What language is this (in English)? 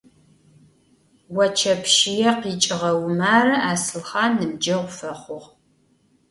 Adyghe